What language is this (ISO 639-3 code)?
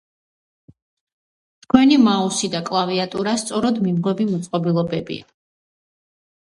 kat